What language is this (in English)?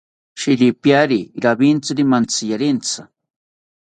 South Ucayali Ashéninka